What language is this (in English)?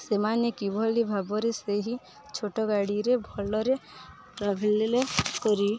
Odia